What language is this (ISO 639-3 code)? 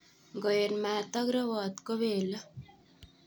kln